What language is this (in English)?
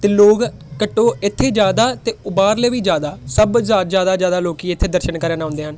Punjabi